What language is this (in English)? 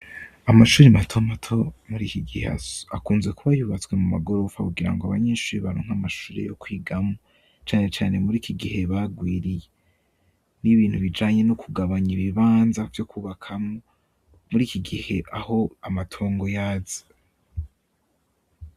Rundi